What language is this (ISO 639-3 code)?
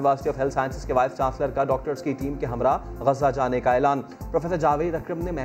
urd